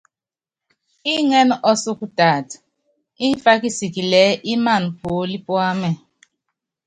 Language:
Yangben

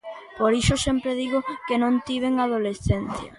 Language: Galician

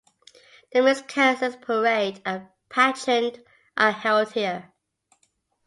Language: English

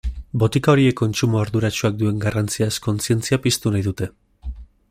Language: Basque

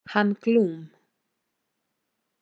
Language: Icelandic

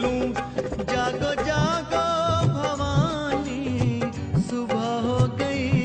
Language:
Hindi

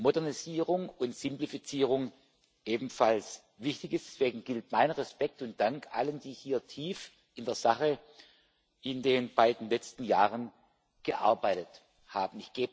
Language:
German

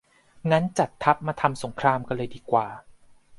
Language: Thai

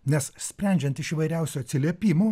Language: Lithuanian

